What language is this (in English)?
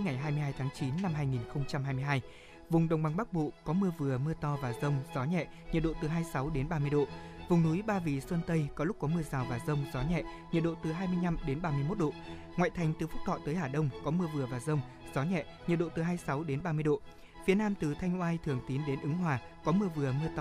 Vietnamese